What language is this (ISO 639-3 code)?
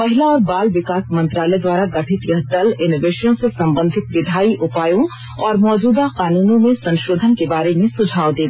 hin